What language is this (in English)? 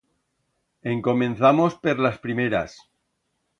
Aragonese